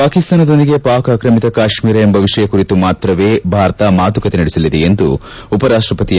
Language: Kannada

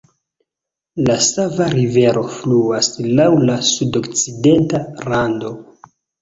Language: Esperanto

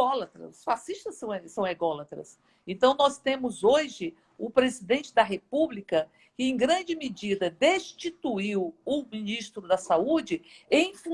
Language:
Portuguese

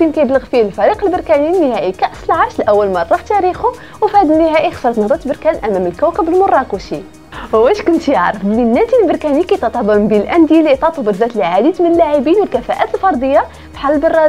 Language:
Arabic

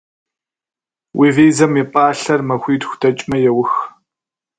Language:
Kabardian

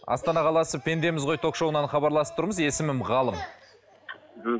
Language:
Kazakh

